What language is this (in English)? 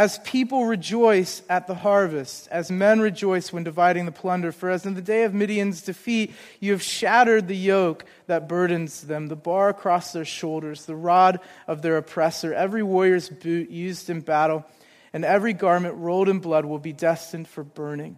English